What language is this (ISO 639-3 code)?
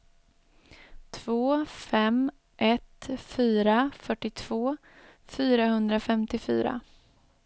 swe